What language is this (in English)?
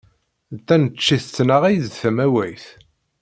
Kabyle